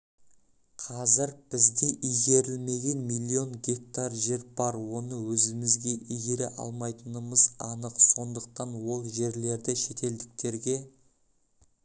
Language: Kazakh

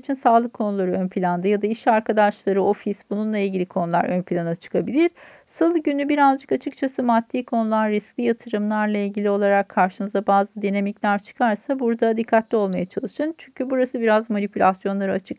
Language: Turkish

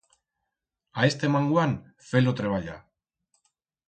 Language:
Aragonese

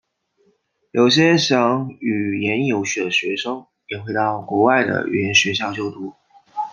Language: Chinese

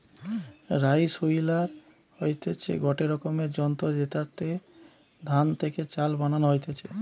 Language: Bangla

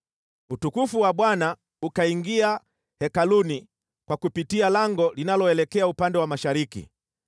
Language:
Swahili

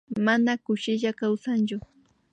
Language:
Imbabura Highland Quichua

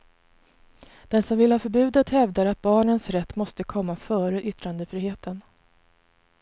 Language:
Swedish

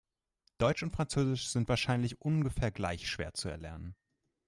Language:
German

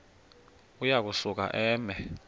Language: Xhosa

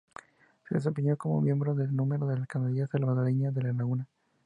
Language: Spanish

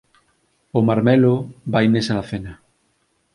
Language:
Galician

